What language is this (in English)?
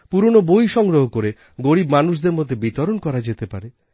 Bangla